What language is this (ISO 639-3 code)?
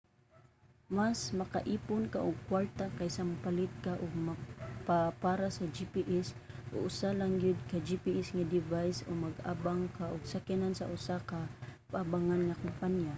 ceb